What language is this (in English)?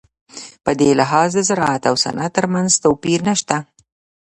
Pashto